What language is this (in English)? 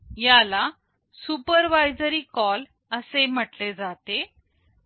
Marathi